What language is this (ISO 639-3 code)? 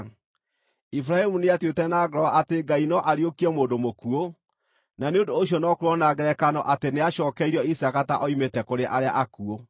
kik